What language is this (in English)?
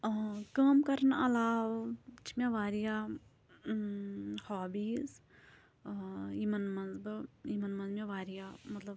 Kashmiri